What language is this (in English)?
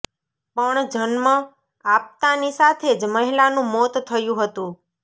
Gujarati